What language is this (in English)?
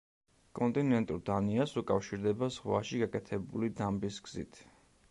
Georgian